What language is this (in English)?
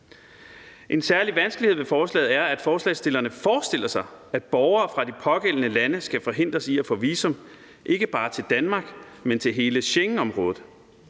Danish